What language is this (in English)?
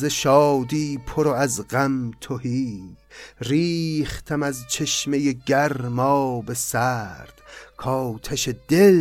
Persian